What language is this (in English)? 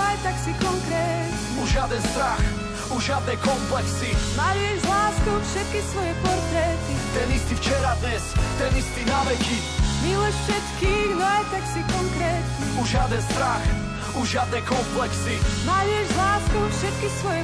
Slovak